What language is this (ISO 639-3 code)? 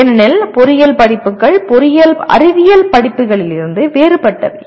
tam